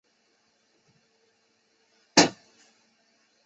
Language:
Chinese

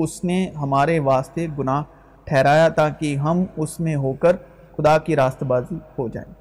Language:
Urdu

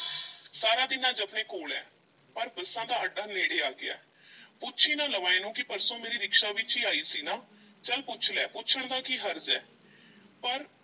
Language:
Punjabi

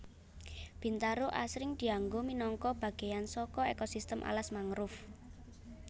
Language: Javanese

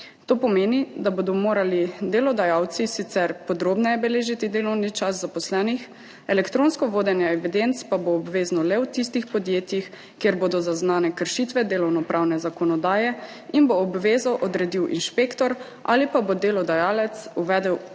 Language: Slovenian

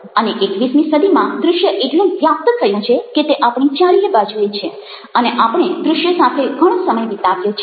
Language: Gujarati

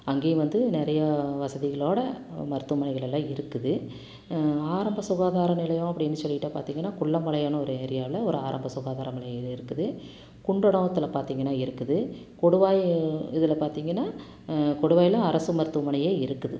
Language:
Tamil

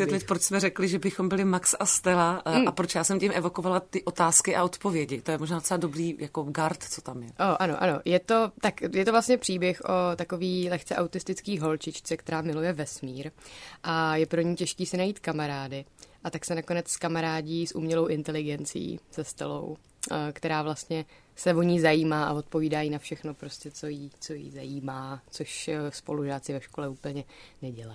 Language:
Czech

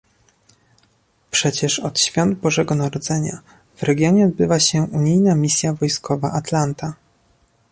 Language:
Polish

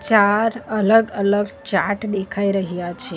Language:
Gujarati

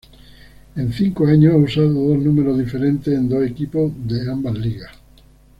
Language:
Spanish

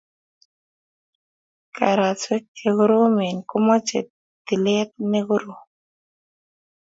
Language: Kalenjin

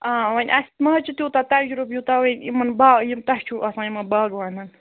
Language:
Kashmiri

